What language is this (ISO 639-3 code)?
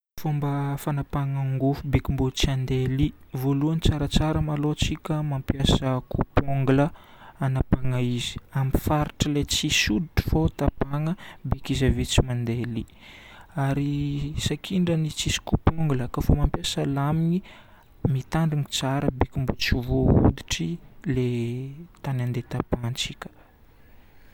bmm